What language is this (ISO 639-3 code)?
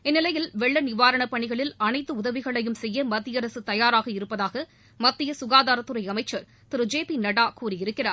tam